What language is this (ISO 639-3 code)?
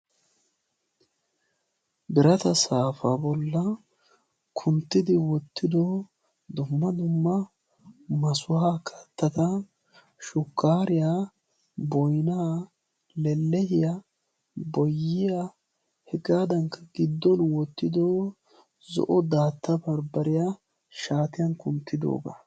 wal